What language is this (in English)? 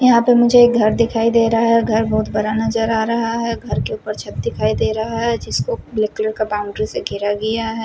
Hindi